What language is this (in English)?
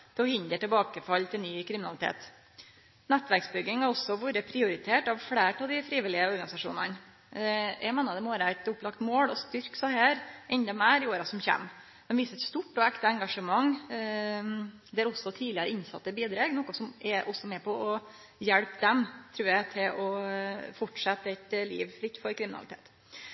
Norwegian Nynorsk